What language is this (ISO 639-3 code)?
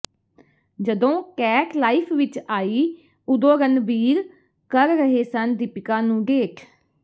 pan